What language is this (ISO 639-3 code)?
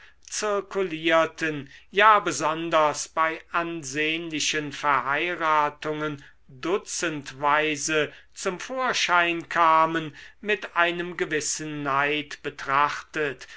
deu